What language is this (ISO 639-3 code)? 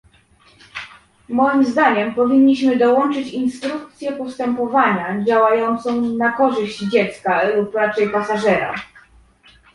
pol